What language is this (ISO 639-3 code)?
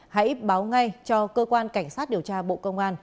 vie